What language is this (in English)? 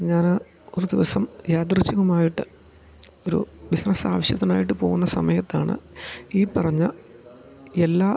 Malayalam